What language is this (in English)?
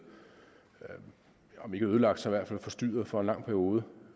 Danish